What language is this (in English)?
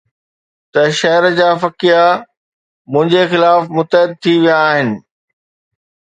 Sindhi